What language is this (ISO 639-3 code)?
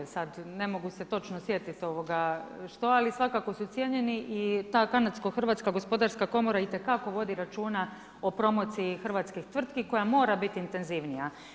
hrv